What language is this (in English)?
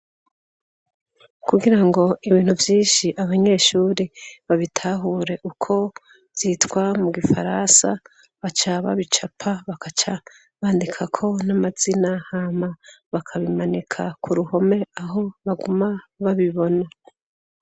Rundi